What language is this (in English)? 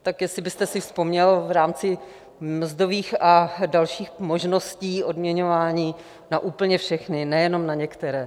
Czech